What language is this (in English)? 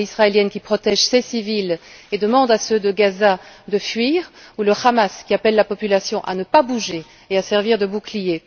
French